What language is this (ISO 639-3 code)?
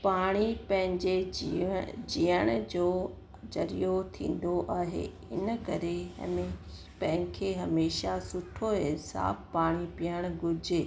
snd